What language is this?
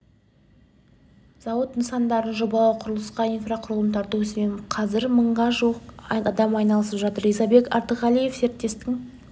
Kazakh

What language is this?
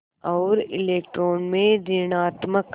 Hindi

